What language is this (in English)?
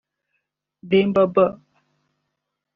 Kinyarwanda